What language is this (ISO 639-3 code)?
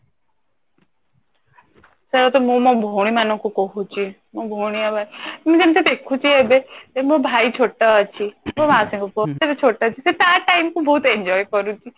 ori